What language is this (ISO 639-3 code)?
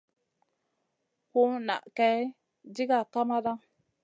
mcn